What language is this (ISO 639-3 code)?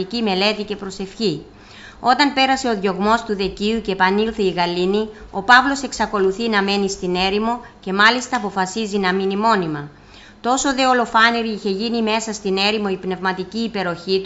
ell